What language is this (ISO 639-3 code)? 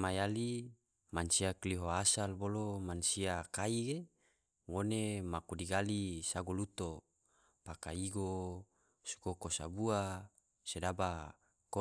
tvo